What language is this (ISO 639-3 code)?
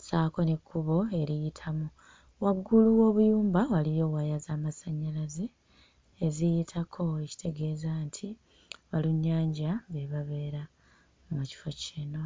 lug